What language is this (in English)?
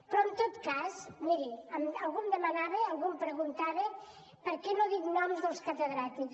Catalan